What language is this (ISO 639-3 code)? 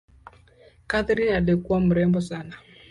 swa